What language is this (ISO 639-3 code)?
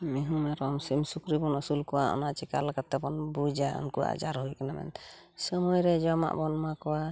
sat